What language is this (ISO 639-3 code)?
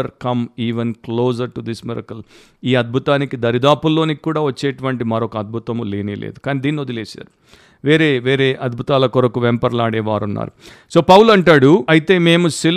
tel